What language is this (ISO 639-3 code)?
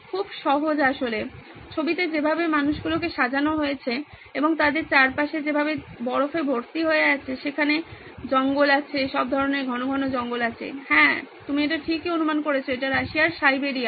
ben